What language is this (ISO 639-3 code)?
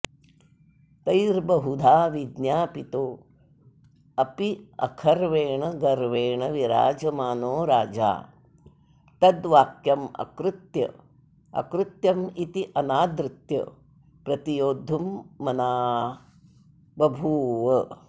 san